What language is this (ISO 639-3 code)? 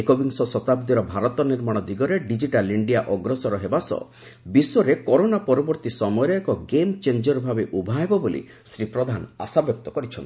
ori